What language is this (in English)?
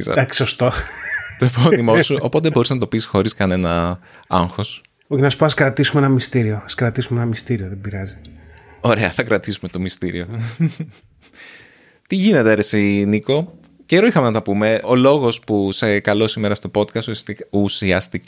Greek